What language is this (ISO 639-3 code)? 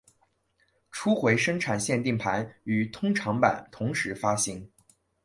zho